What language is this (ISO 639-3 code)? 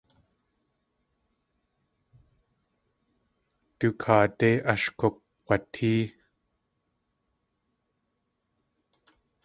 tli